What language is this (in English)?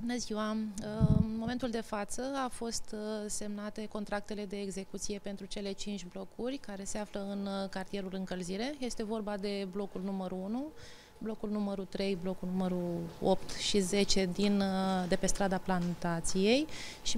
Romanian